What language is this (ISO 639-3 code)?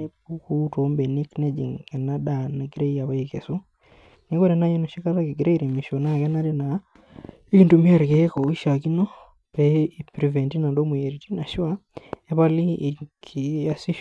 mas